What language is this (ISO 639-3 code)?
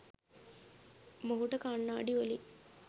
sin